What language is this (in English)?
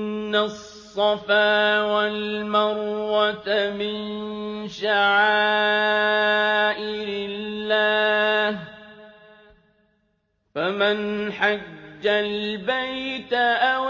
Arabic